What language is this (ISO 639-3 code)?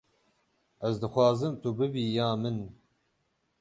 kur